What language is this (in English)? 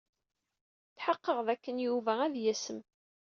Kabyle